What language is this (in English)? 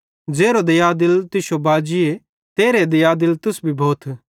Bhadrawahi